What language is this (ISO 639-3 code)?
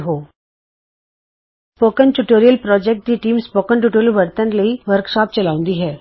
pan